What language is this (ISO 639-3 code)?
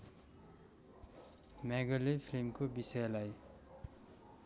nep